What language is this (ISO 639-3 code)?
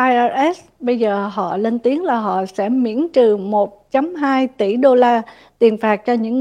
vie